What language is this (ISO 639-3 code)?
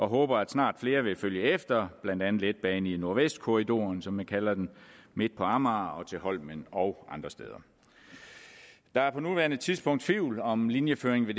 dan